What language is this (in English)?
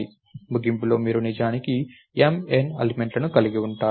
Telugu